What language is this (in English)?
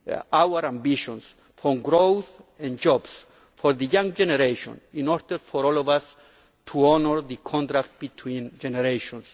English